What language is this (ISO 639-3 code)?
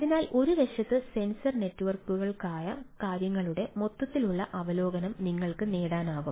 mal